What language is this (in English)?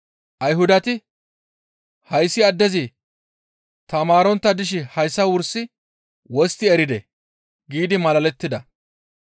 Gamo